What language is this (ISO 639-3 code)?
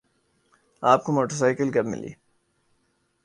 urd